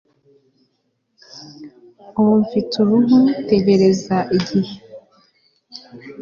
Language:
Kinyarwanda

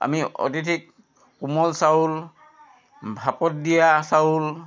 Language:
Assamese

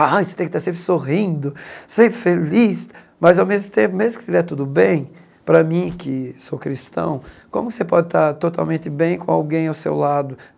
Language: Portuguese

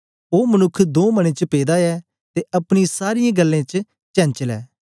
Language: Dogri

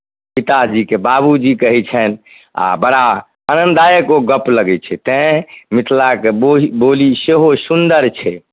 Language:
Maithili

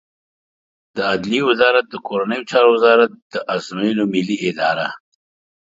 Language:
Pashto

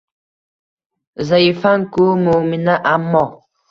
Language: Uzbek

